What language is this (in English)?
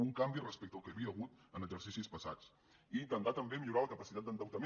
Catalan